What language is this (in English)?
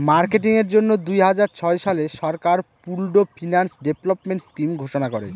Bangla